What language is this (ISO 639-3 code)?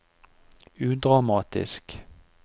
nor